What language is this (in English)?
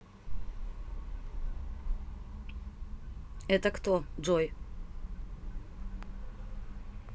Russian